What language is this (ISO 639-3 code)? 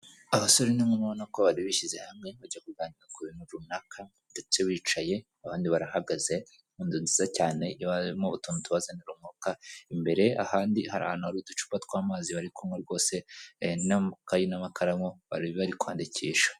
kin